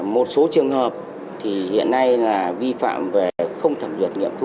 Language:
Vietnamese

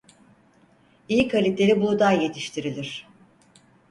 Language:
Turkish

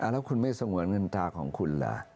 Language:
Thai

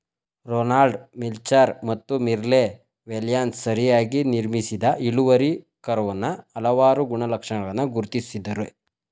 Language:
Kannada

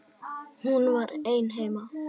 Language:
Icelandic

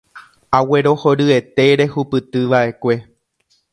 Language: Guarani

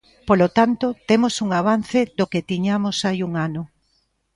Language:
Galician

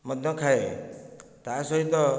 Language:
Odia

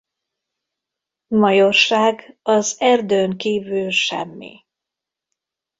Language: Hungarian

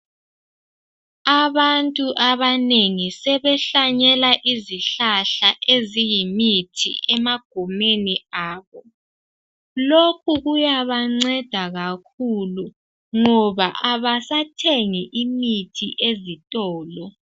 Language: North Ndebele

